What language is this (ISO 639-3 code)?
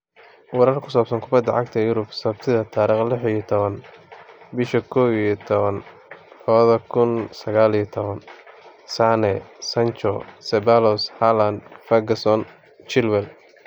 som